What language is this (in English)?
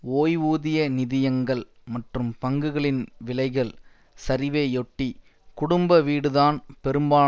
Tamil